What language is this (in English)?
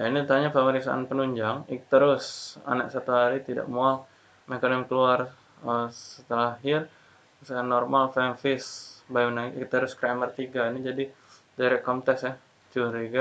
Indonesian